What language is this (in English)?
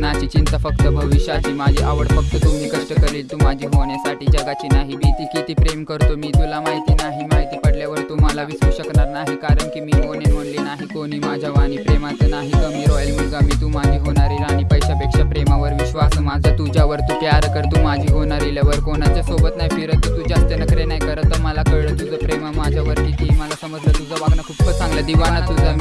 Marathi